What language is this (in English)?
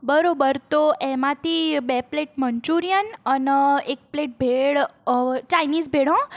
Gujarati